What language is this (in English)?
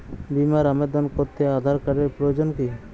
Bangla